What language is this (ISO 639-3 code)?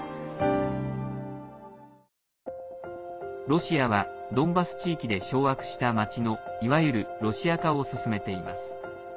jpn